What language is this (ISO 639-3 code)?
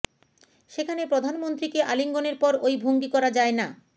ben